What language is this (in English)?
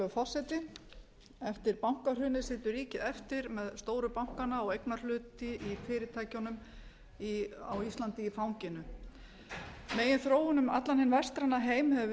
Icelandic